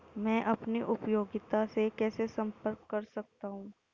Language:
Hindi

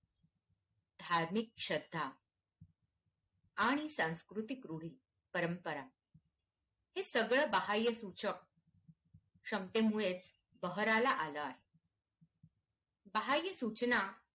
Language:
Marathi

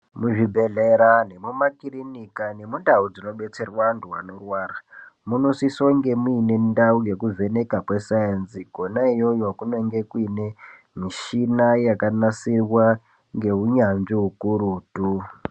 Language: Ndau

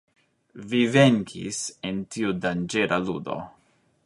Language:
Esperanto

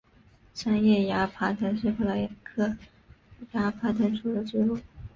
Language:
Chinese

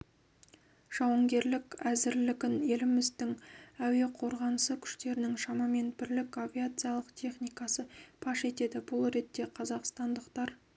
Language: Kazakh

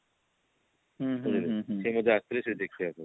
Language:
Odia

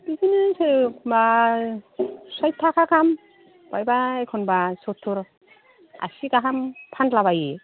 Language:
Bodo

